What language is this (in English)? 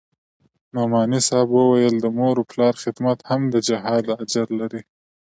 Pashto